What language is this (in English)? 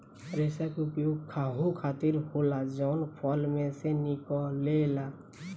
Bhojpuri